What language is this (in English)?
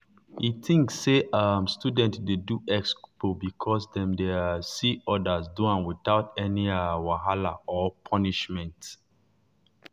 Nigerian Pidgin